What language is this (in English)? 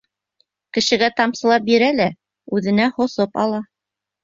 Bashkir